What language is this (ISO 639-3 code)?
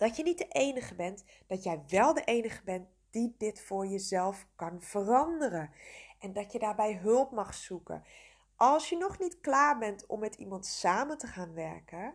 nld